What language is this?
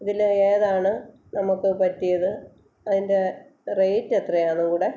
Malayalam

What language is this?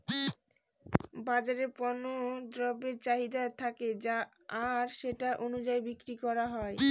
Bangla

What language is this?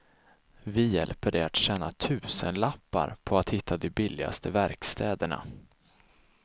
Swedish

